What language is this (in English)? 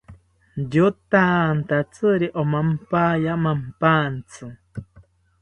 South Ucayali Ashéninka